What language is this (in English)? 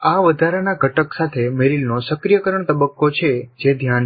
Gujarati